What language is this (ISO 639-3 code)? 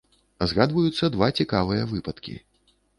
bel